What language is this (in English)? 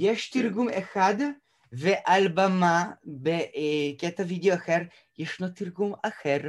Hebrew